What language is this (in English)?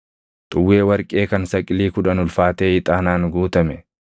Oromo